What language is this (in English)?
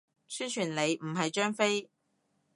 Cantonese